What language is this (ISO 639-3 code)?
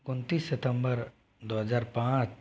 hin